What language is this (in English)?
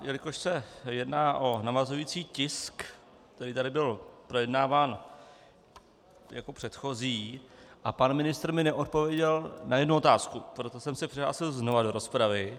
Czech